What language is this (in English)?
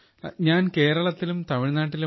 Malayalam